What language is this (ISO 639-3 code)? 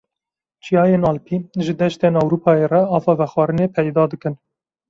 kur